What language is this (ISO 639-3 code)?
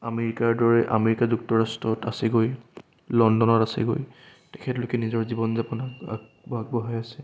asm